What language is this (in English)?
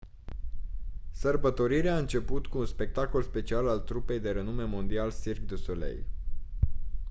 Romanian